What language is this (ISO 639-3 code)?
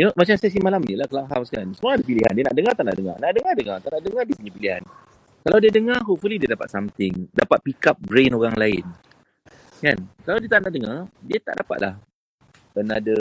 msa